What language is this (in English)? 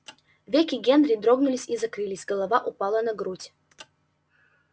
Russian